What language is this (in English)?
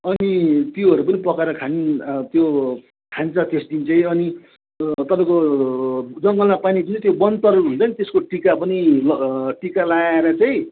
Nepali